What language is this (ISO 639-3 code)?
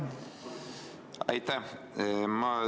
est